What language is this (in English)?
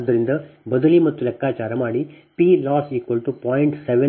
Kannada